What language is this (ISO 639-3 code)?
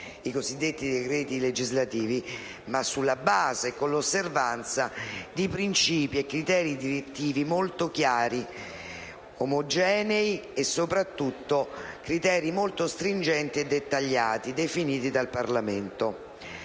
ita